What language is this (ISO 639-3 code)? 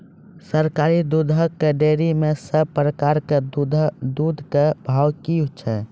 mai